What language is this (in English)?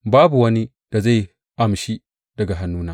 Hausa